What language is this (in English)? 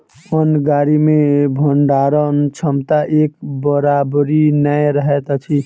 Maithili